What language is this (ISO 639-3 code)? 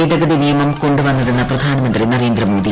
mal